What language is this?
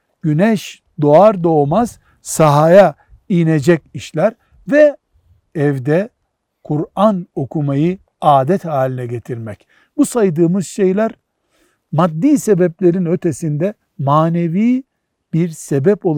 Turkish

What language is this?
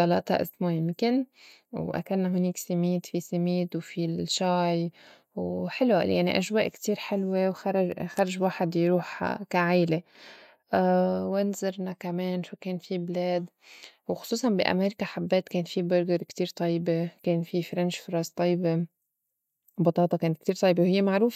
North Levantine Arabic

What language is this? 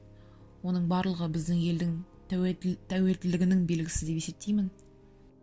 Kazakh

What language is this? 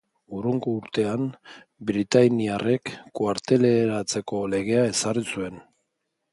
Basque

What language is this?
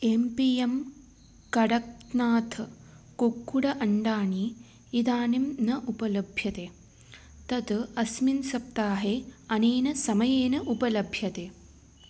Sanskrit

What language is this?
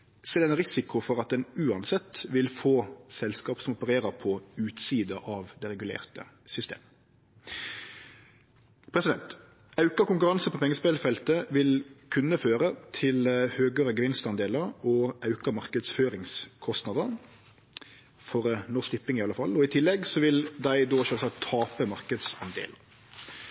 Norwegian Nynorsk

